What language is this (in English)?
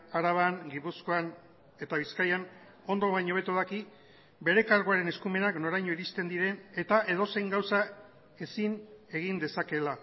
Basque